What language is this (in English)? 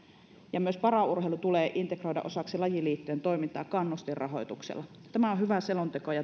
Finnish